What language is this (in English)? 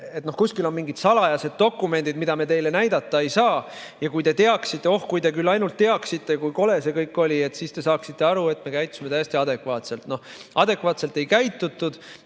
Estonian